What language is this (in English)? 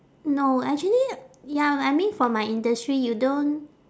English